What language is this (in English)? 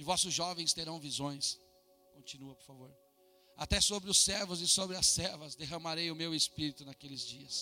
Portuguese